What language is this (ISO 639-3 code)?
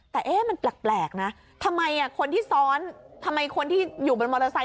tha